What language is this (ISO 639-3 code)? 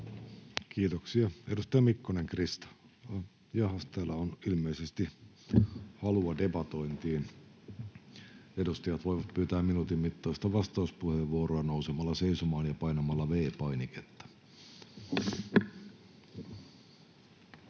fin